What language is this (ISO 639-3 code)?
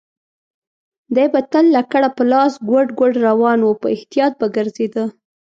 pus